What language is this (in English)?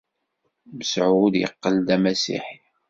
Kabyle